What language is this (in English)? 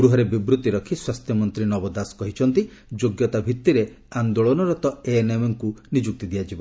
Odia